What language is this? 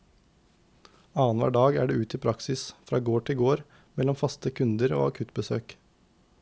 Norwegian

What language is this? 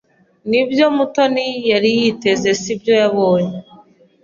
Kinyarwanda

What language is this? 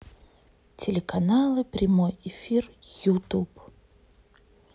Russian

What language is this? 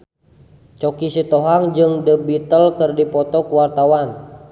Sundanese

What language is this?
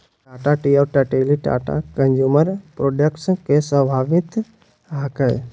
Magahi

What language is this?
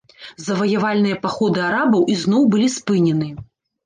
Belarusian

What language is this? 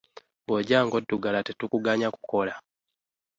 Ganda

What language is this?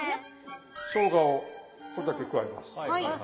Japanese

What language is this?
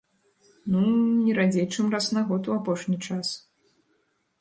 Belarusian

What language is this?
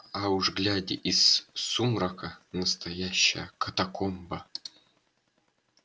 Russian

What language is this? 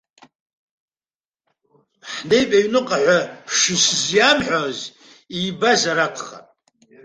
Abkhazian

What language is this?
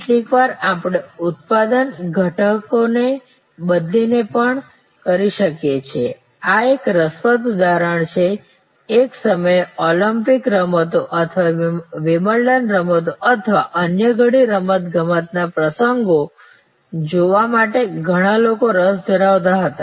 Gujarati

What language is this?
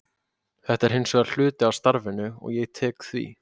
Icelandic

